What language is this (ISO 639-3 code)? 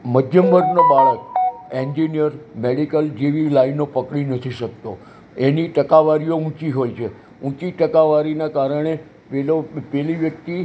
guj